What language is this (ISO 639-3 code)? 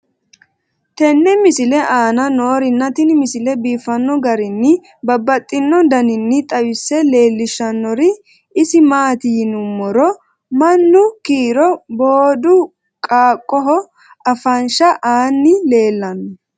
sid